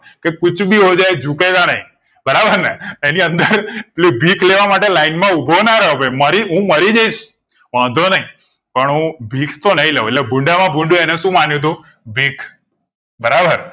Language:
Gujarati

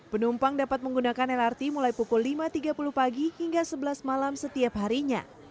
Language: Indonesian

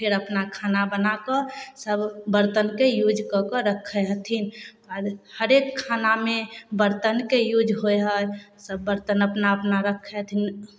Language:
Maithili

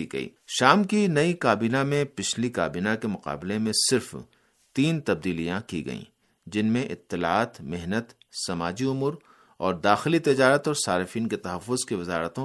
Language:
Urdu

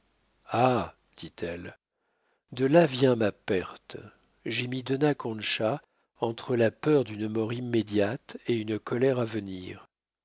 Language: French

